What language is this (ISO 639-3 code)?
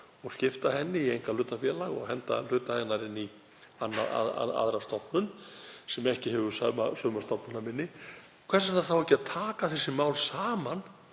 isl